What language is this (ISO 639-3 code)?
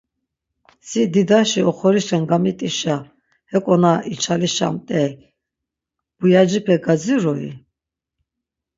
lzz